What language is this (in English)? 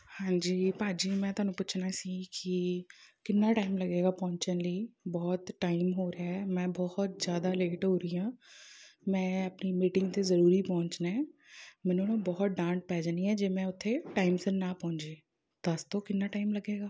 Punjabi